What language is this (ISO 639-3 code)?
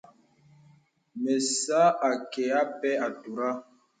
beb